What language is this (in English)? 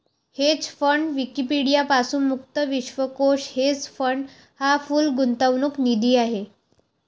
Marathi